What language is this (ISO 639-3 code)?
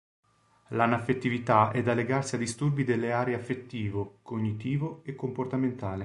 ita